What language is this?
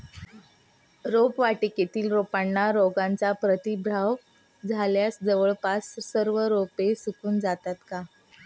Marathi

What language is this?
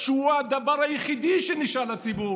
Hebrew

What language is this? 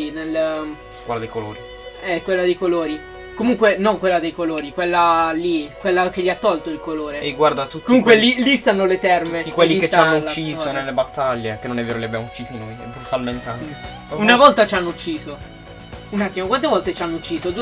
Italian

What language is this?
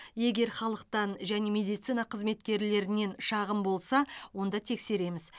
Kazakh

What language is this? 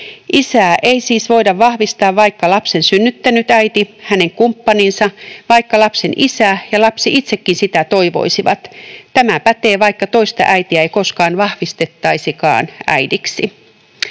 Finnish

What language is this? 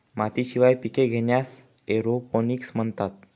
Marathi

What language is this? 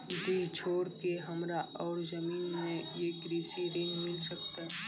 Maithili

